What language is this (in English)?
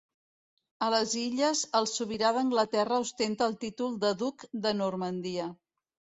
Catalan